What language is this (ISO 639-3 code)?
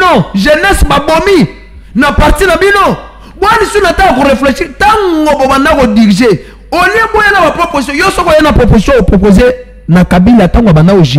fra